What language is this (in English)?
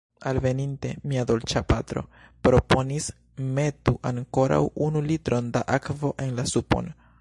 Esperanto